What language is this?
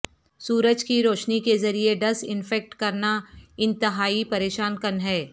Urdu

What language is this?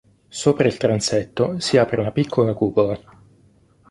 Italian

